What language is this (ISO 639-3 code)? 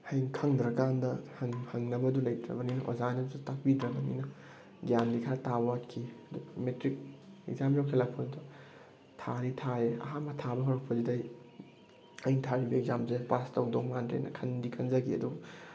mni